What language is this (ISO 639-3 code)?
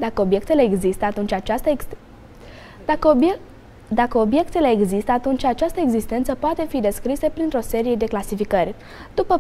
ron